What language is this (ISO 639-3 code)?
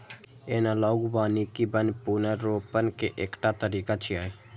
mai